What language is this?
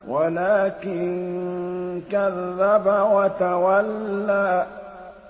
Arabic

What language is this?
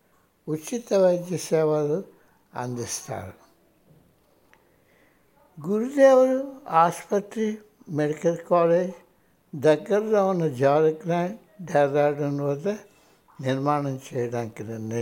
Hindi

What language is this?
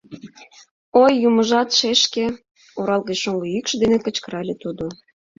Mari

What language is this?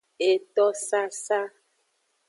Aja (Benin)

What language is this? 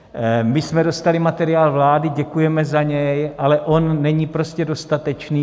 Czech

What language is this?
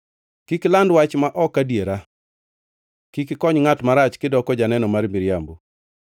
Luo (Kenya and Tanzania)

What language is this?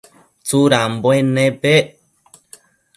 Matsés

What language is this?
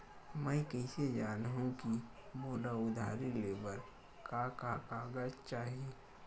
Chhattisgarhi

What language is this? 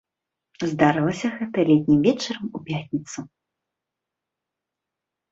Belarusian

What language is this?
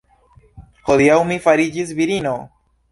Esperanto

